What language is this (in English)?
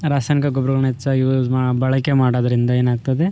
Kannada